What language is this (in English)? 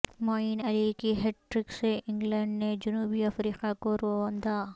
Urdu